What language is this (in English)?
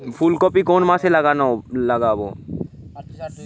Bangla